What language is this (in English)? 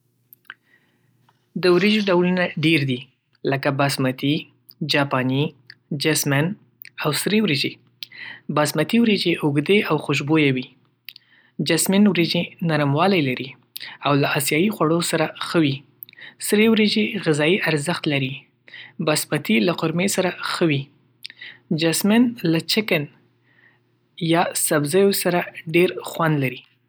Pashto